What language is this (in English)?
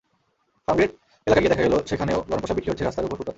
Bangla